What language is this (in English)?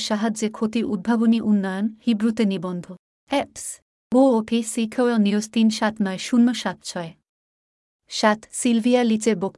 Bangla